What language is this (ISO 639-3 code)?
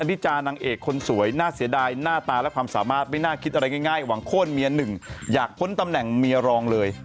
tha